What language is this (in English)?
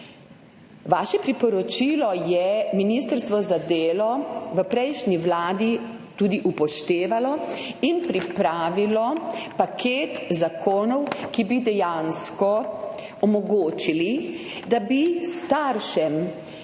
Slovenian